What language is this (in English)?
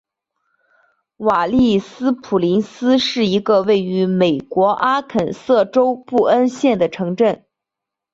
Chinese